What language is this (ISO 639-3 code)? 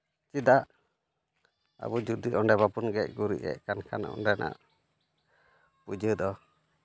sat